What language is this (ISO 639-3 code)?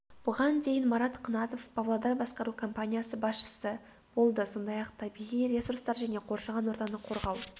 kaz